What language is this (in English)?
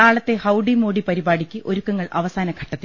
Malayalam